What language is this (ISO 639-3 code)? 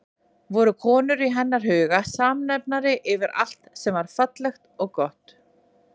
isl